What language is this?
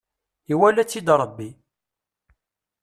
Kabyle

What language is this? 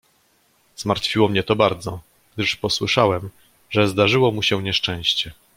Polish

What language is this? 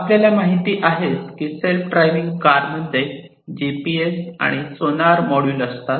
Marathi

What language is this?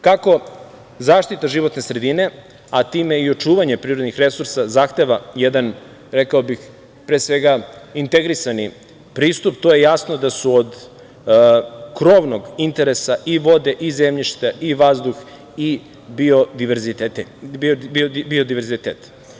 Serbian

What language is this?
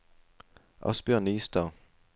Norwegian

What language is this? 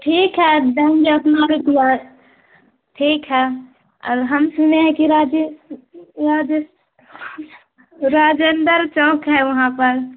Urdu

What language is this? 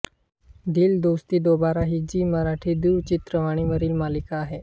Marathi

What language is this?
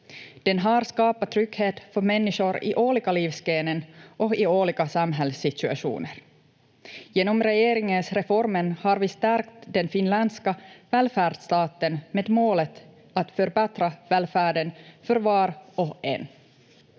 Finnish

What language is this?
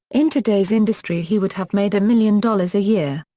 English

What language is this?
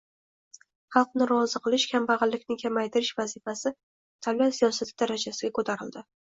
Uzbek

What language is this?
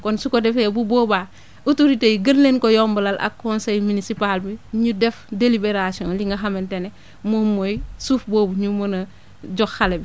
Wolof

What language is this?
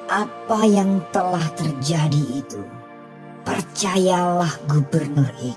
Indonesian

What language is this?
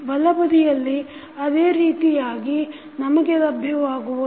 Kannada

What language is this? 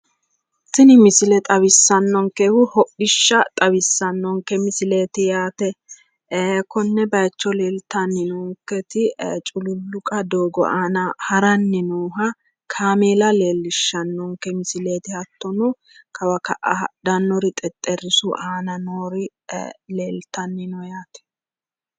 Sidamo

